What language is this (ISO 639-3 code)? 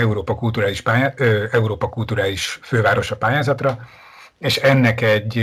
hun